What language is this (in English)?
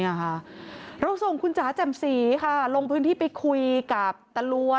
Thai